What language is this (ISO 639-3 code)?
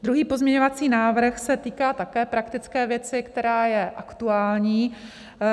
ces